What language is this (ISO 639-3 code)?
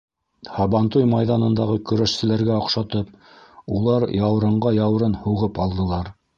bak